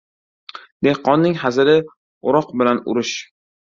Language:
Uzbek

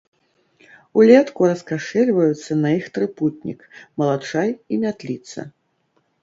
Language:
Belarusian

